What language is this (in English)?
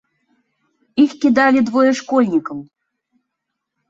Belarusian